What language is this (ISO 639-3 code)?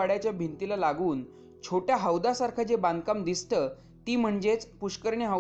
mar